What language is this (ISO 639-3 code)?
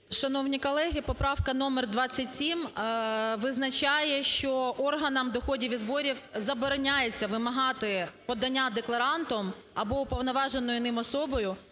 ukr